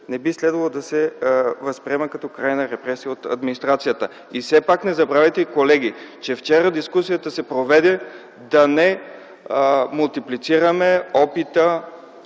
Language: Bulgarian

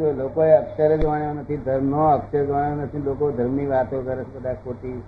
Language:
Gujarati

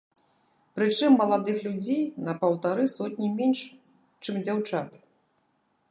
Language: Belarusian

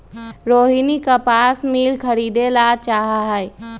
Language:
Magahi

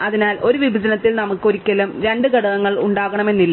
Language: Malayalam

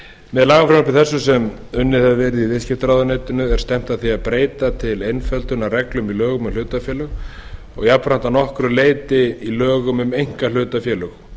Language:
Icelandic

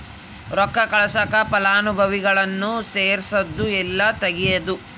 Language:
Kannada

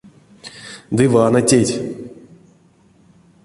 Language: Erzya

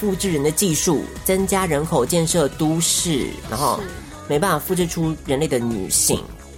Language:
Chinese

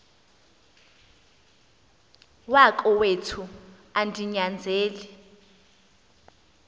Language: Xhosa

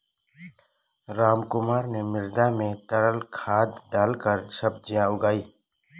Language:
Hindi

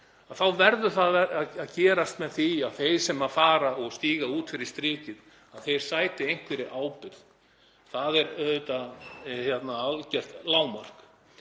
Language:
Icelandic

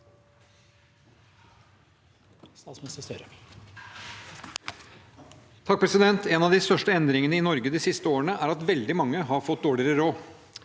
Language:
Norwegian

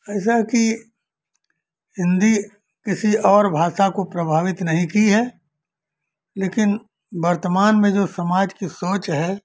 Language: Hindi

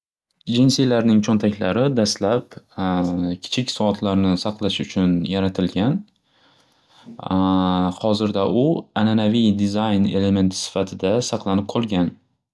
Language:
Uzbek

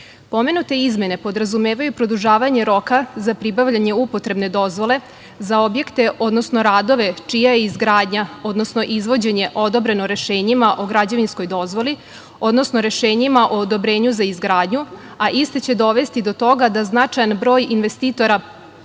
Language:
Serbian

